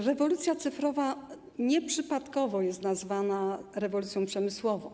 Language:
Polish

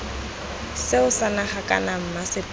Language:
Tswana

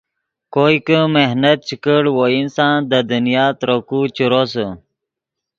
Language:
Yidgha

